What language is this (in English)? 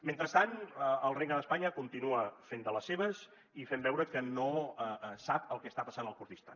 Catalan